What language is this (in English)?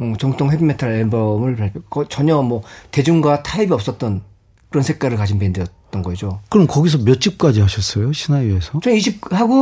Korean